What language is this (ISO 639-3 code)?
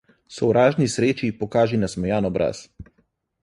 slv